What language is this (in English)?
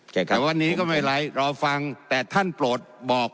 Thai